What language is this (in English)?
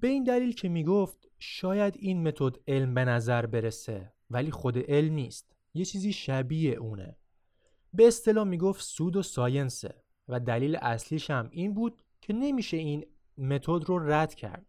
Persian